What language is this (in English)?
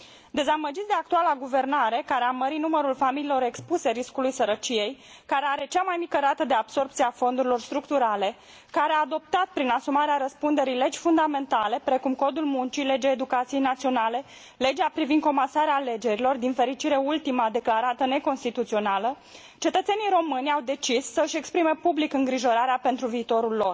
Romanian